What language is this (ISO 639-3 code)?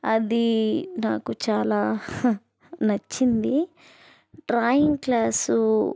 tel